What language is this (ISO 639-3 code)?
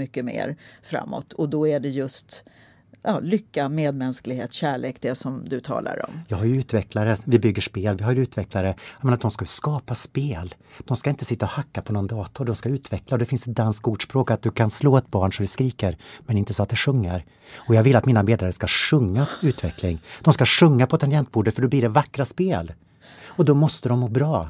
swe